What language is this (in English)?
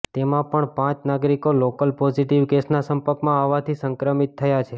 Gujarati